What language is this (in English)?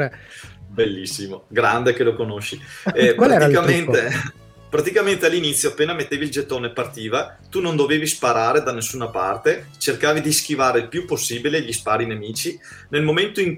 Italian